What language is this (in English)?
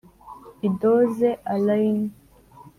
Kinyarwanda